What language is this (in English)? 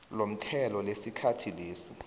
South Ndebele